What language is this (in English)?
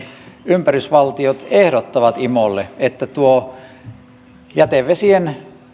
Finnish